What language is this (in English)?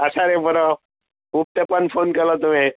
Konkani